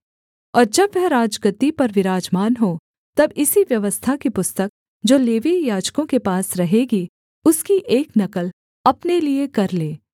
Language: Hindi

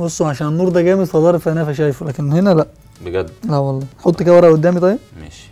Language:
Arabic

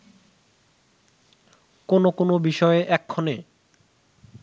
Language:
Bangla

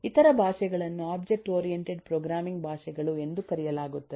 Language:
Kannada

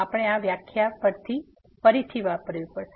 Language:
Gujarati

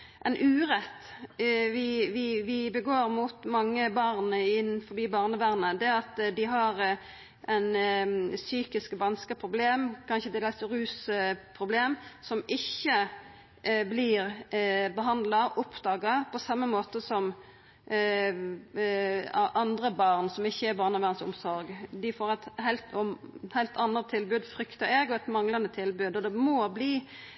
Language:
Norwegian Nynorsk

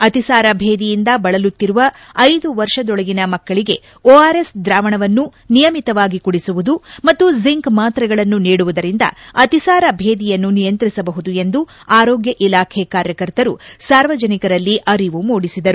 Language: Kannada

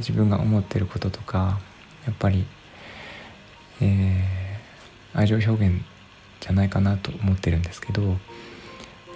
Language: Japanese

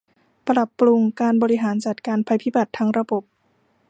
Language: Thai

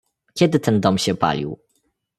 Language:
Polish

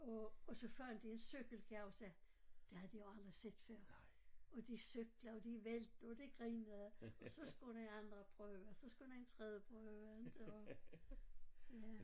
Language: Danish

